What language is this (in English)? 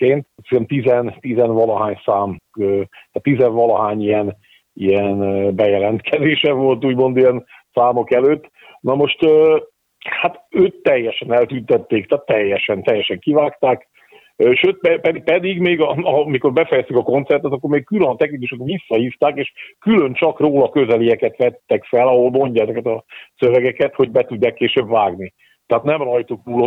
Hungarian